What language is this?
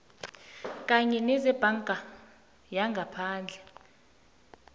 South Ndebele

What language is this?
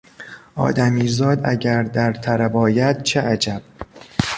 Persian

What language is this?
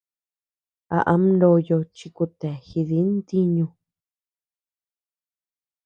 Tepeuxila Cuicatec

